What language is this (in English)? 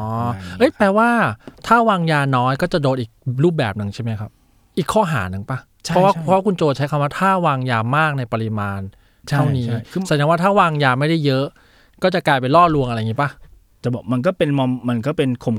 Thai